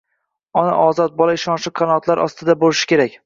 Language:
Uzbek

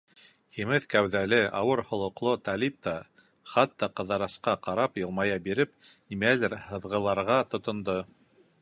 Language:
Bashkir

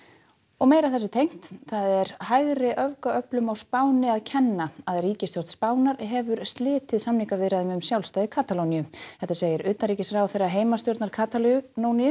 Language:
Icelandic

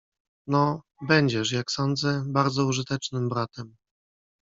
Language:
Polish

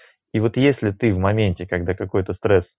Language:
Russian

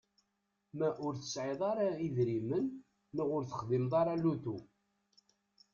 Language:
Kabyle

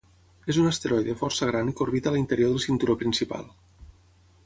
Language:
Catalan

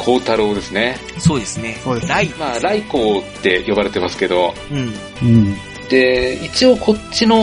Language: Japanese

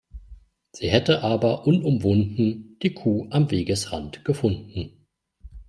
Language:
German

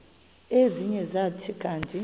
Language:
Xhosa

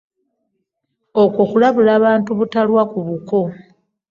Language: Ganda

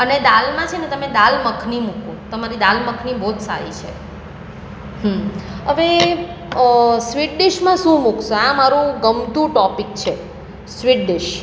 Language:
Gujarati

